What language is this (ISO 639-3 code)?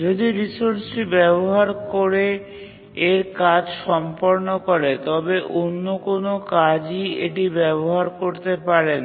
ben